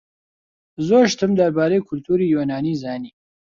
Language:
Central Kurdish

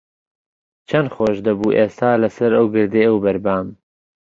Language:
Central Kurdish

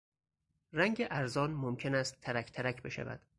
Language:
Persian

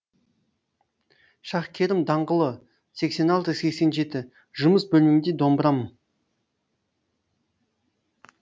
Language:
Kazakh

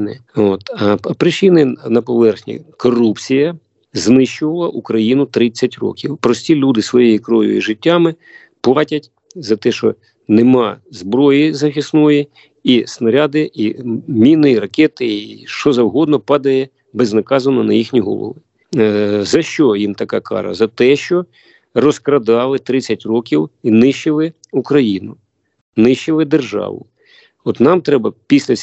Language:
Ukrainian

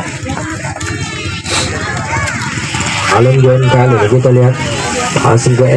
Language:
Indonesian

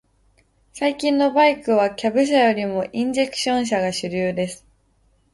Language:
Japanese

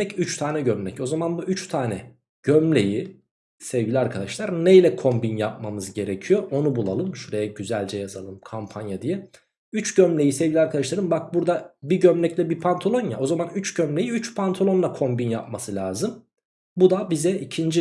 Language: Turkish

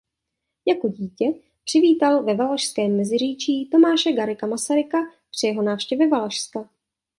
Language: Czech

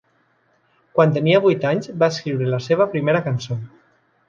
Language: Catalan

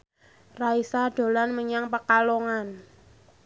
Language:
Javanese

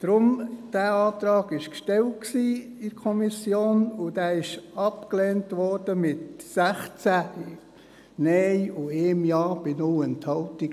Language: Swiss German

